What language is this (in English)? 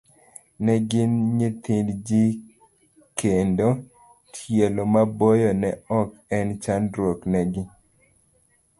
Luo (Kenya and Tanzania)